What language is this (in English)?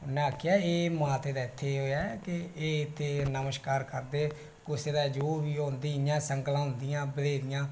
Dogri